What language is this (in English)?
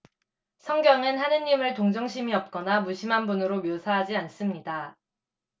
Korean